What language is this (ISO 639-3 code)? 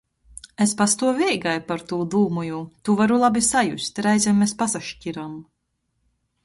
ltg